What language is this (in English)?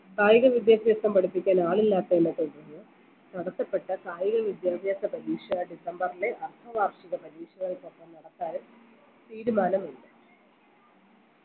Malayalam